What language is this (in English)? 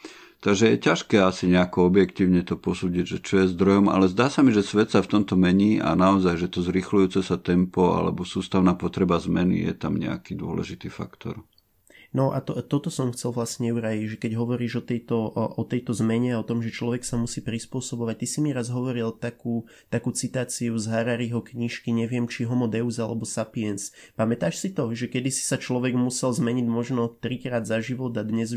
Slovak